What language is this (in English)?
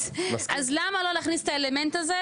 Hebrew